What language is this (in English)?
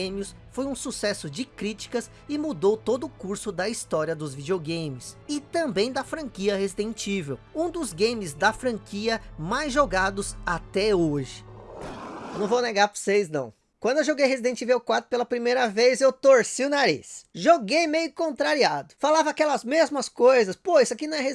Portuguese